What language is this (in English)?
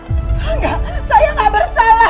Indonesian